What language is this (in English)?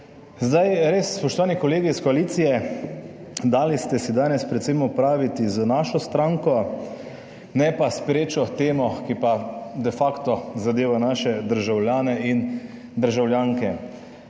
Slovenian